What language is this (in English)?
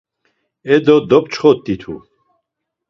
Laz